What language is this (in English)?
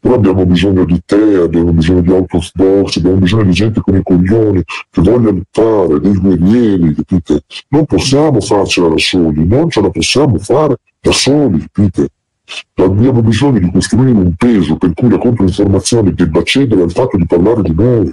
Italian